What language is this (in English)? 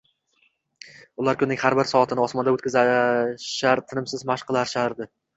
Uzbek